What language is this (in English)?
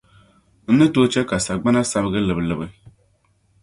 Dagbani